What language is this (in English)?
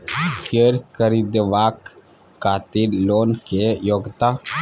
Maithili